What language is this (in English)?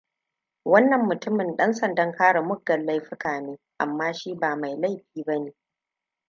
Hausa